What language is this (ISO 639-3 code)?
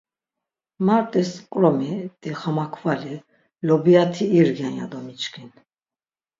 lzz